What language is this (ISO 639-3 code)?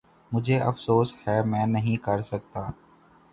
urd